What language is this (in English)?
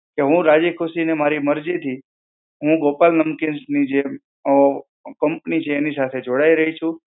Gujarati